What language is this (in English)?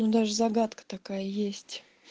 Russian